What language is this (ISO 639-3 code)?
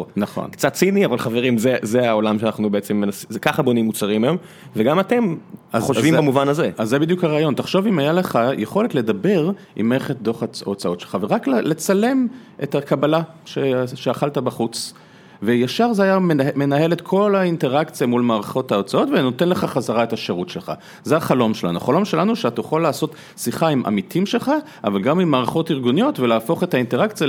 heb